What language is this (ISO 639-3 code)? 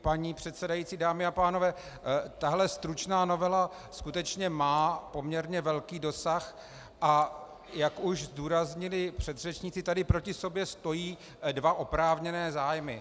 ces